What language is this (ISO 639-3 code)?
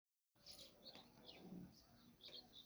som